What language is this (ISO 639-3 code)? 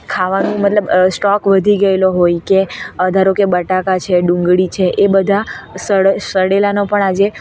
guj